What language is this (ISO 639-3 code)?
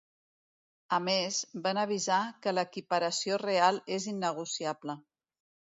cat